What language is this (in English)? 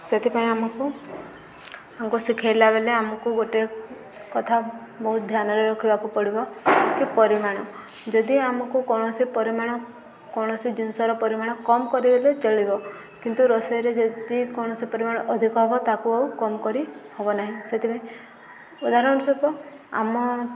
Odia